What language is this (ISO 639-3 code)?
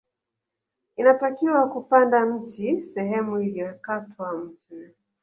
swa